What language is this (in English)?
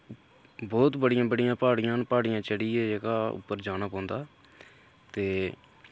Dogri